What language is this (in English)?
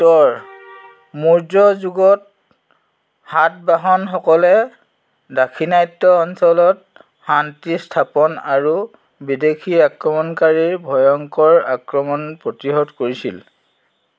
Assamese